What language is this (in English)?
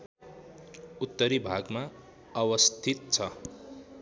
Nepali